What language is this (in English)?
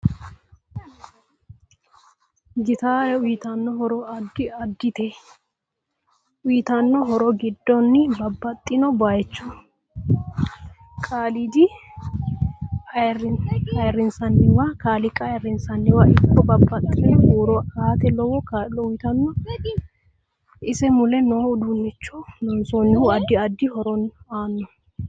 Sidamo